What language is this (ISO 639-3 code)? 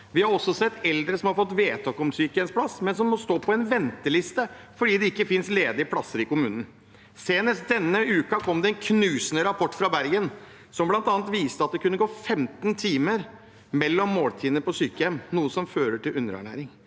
nor